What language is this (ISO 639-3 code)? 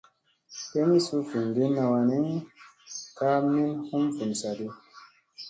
mse